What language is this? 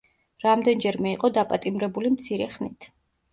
Georgian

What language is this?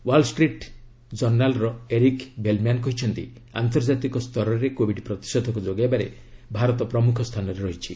Odia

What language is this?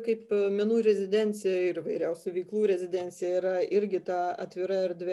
Lithuanian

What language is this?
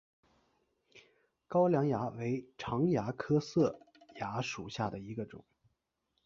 Chinese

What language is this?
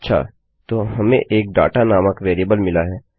Hindi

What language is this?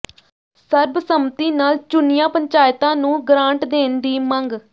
Punjabi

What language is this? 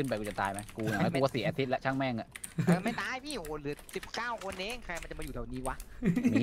Thai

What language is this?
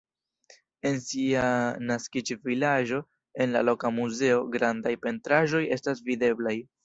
Esperanto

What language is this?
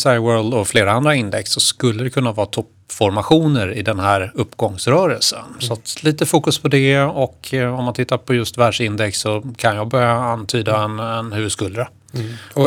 Swedish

